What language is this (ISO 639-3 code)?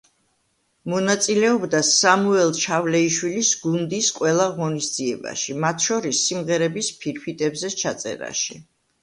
kat